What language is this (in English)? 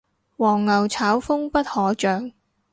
Cantonese